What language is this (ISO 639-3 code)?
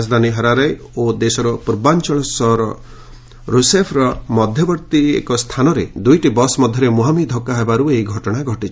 ori